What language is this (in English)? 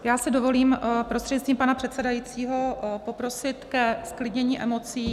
Czech